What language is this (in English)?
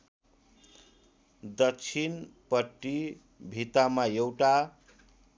Nepali